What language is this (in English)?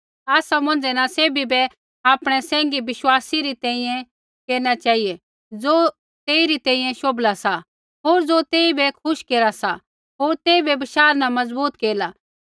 Kullu Pahari